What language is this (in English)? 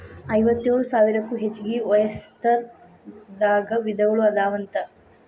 Kannada